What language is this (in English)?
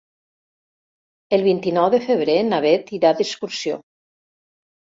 Catalan